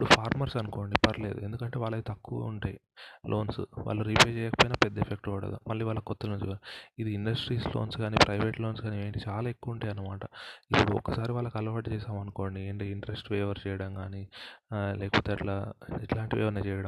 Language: Telugu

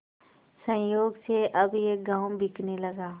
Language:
Hindi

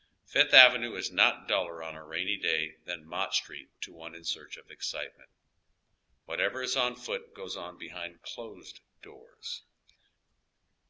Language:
English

